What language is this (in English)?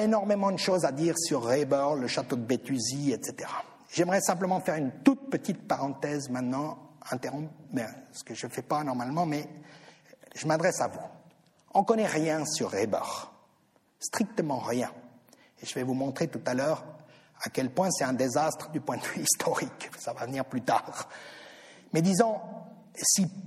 French